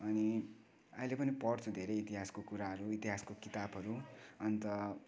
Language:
Nepali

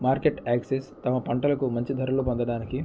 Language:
Telugu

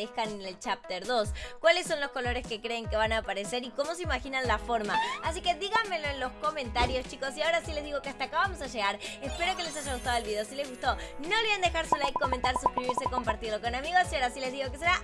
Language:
Spanish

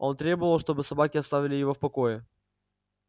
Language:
Russian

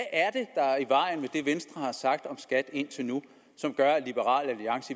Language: Danish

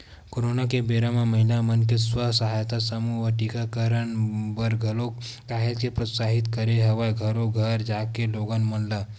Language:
Chhattisgarhi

